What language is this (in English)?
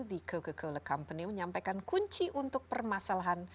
Indonesian